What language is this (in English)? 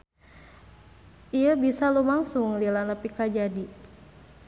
Sundanese